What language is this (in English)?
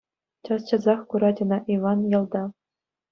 Chuvash